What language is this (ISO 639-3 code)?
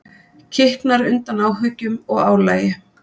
isl